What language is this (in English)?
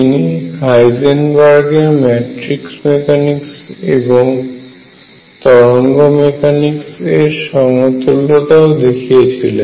Bangla